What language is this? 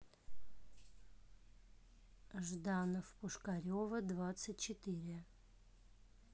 Russian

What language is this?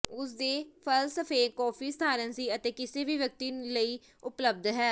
Punjabi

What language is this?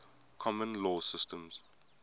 English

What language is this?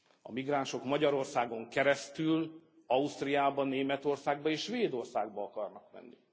Hungarian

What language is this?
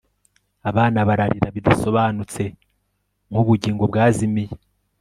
Kinyarwanda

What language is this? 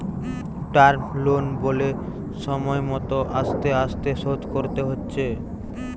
Bangla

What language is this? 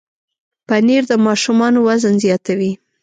Pashto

